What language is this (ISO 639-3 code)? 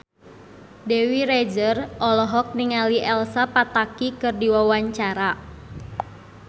sun